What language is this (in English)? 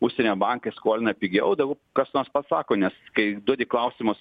Lithuanian